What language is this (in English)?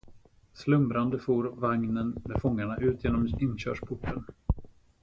Swedish